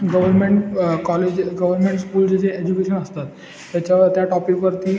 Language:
Marathi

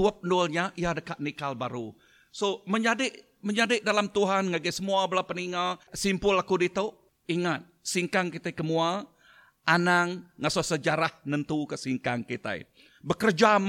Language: Malay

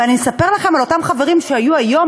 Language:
Hebrew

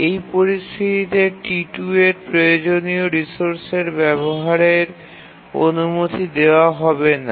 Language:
Bangla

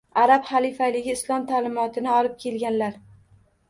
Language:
Uzbek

